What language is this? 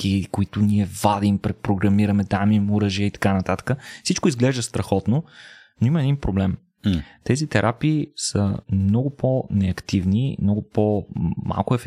Bulgarian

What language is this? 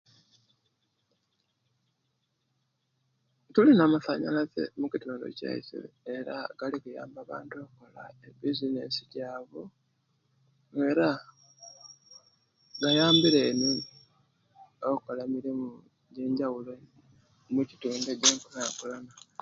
Kenyi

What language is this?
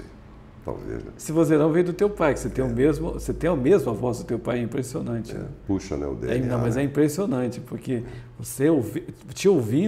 Portuguese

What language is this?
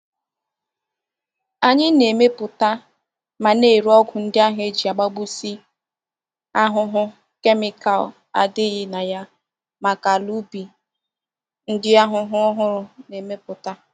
Igbo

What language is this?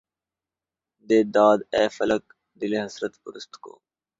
Urdu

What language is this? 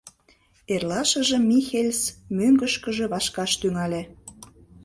Mari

